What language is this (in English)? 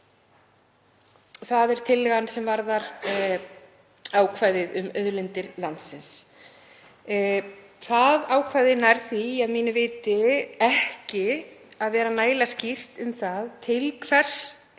Icelandic